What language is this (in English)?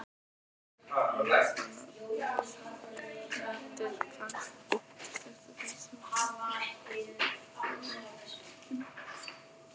Icelandic